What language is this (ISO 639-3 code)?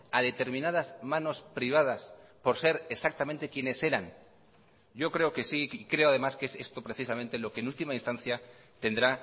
spa